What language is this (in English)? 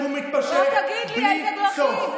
Hebrew